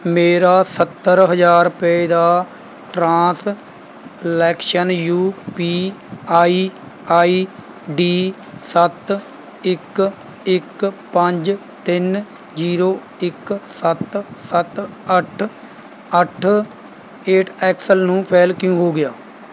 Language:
Punjabi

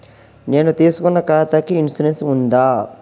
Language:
Telugu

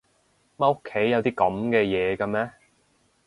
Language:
Cantonese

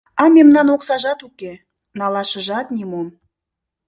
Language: Mari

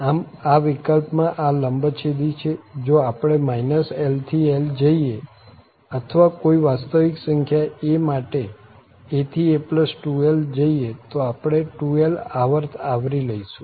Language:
Gujarati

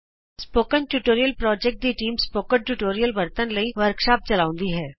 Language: Punjabi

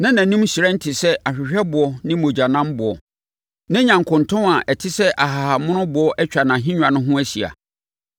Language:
Akan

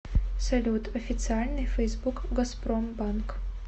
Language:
Russian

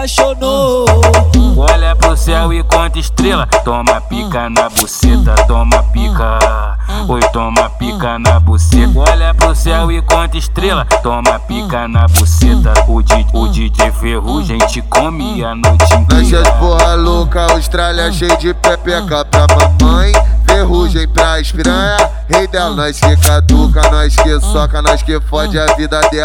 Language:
Portuguese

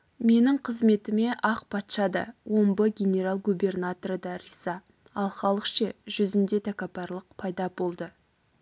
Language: Kazakh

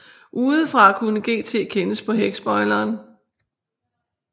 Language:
Danish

